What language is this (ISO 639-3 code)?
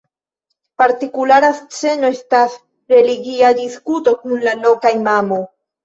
epo